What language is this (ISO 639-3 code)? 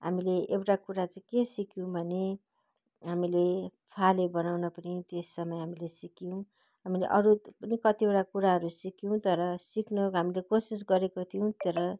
nep